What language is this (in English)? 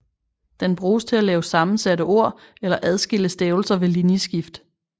Danish